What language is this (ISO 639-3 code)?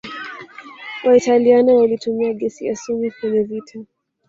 swa